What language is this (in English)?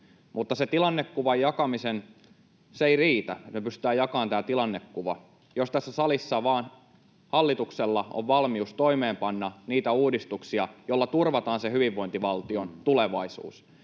Finnish